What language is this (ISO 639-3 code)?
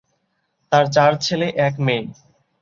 ben